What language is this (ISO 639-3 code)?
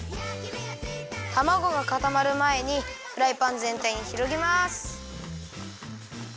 jpn